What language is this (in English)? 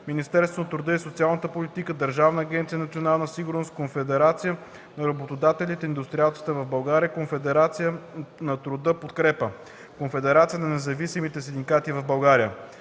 Bulgarian